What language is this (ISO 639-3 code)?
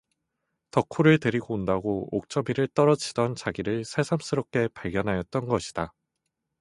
kor